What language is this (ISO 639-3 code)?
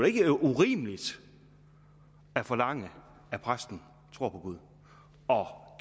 dan